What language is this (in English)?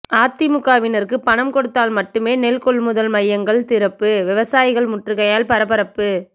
Tamil